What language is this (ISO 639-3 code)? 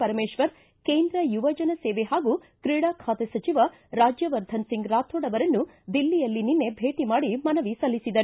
kan